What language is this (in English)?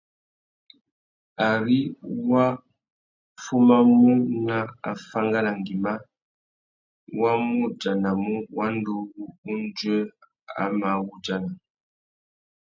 Tuki